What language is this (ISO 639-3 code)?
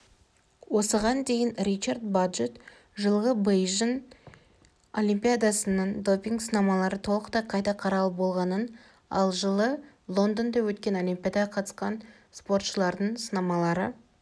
kaz